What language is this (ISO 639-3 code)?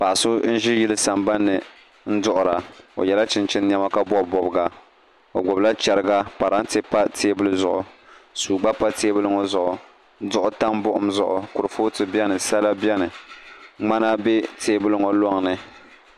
dag